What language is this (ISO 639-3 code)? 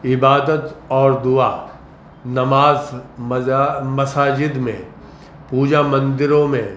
urd